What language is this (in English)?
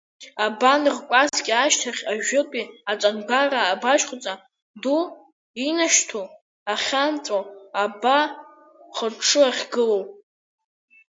Abkhazian